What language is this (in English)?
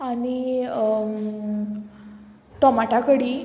Konkani